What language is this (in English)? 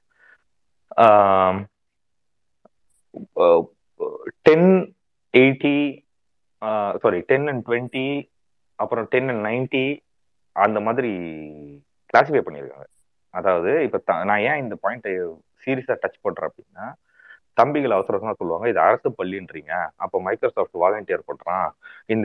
Tamil